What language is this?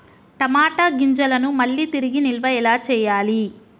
Telugu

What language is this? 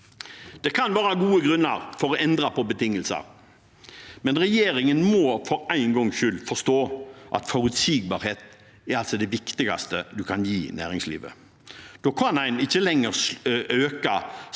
Norwegian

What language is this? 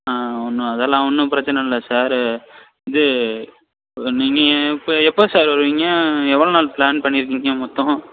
Tamil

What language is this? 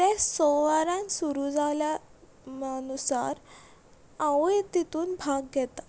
Konkani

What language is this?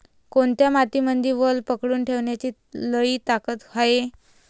Marathi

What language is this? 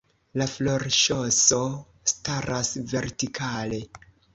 Esperanto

